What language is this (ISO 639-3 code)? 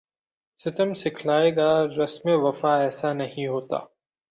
urd